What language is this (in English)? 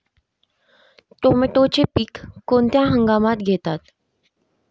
Marathi